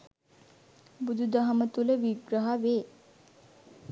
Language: Sinhala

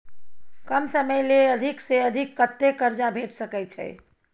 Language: Maithili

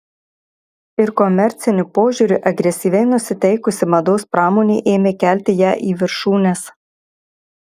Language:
Lithuanian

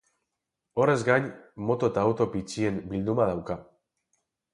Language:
Basque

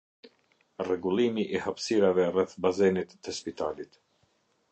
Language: Albanian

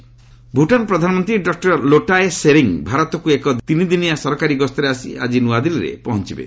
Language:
Odia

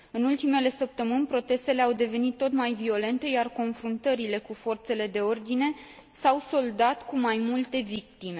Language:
Romanian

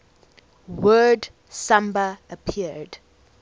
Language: English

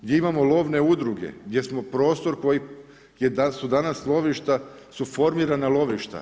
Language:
Croatian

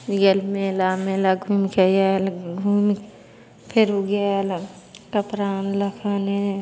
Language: Maithili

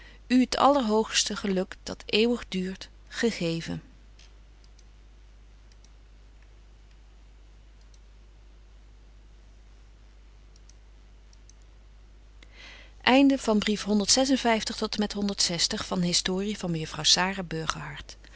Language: Dutch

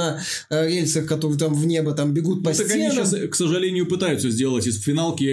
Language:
Russian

